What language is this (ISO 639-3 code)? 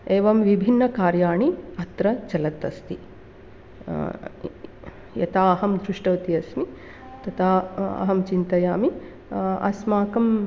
san